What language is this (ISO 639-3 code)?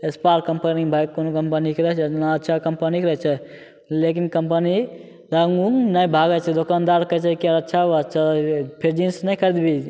mai